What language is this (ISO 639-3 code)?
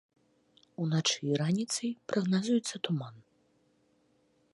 bel